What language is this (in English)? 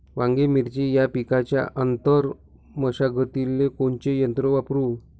Marathi